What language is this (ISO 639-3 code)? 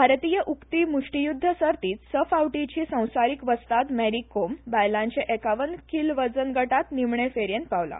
kok